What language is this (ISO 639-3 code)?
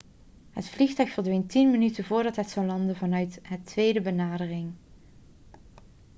nld